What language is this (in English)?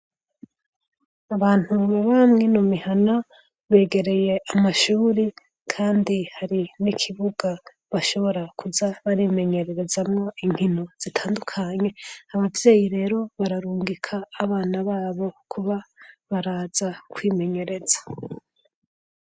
Rundi